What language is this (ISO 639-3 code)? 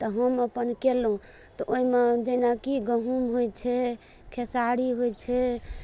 mai